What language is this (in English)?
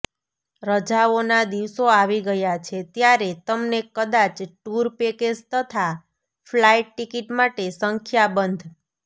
Gujarati